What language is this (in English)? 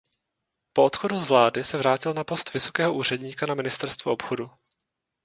Czech